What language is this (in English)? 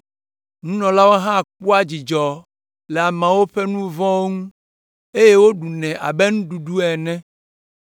Ewe